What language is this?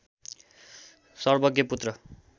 Nepali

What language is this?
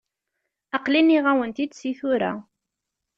Kabyle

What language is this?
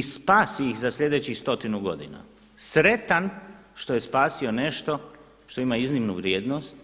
Croatian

